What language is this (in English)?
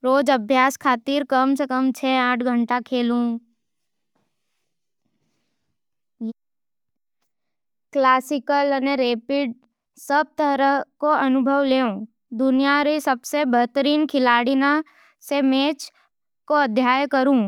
Nimadi